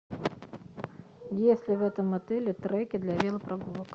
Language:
Russian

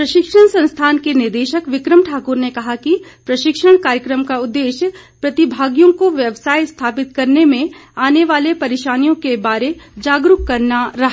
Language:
Hindi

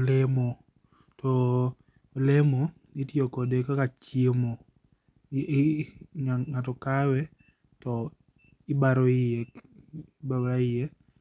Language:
Luo (Kenya and Tanzania)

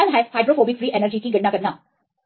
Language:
Hindi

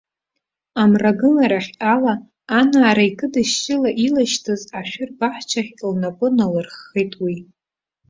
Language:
Abkhazian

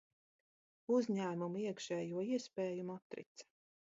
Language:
Latvian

